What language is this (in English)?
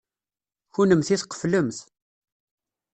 Kabyle